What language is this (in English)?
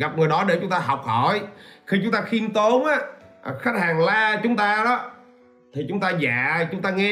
Vietnamese